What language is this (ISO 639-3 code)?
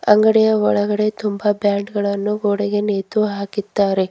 kan